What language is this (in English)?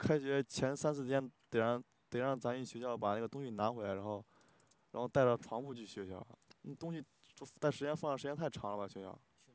Chinese